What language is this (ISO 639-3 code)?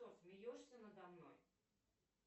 rus